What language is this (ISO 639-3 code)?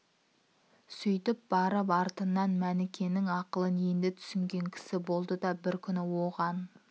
kaz